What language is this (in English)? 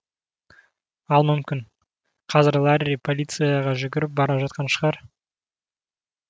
Kazakh